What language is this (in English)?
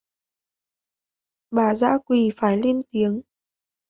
Vietnamese